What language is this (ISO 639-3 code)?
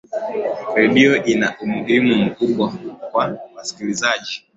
swa